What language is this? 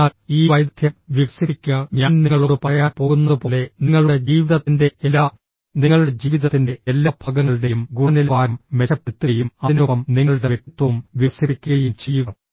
Malayalam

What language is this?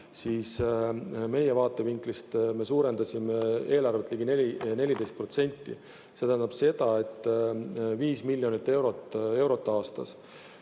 Estonian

